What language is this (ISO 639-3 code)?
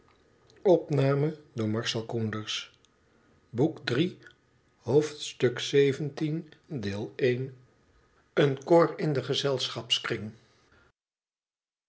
nld